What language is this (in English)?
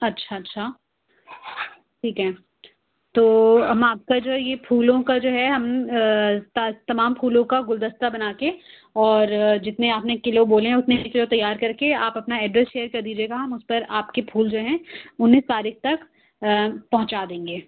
Urdu